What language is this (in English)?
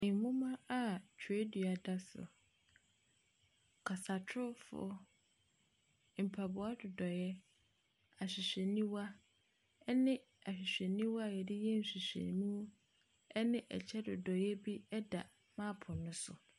Akan